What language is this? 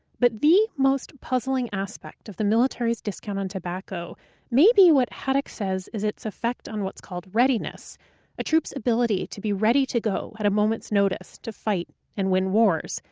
English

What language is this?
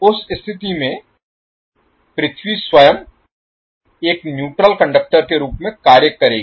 Hindi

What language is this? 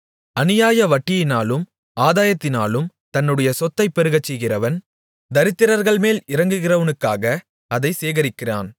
Tamil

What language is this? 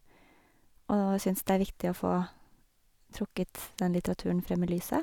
Norwegian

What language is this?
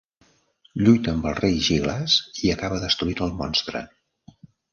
Catalan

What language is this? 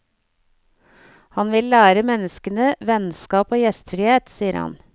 Norwegian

